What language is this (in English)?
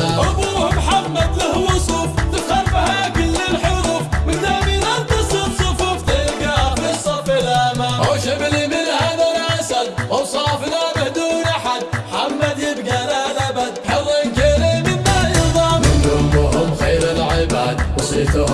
Arabic